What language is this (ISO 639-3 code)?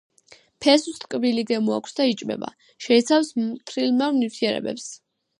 kat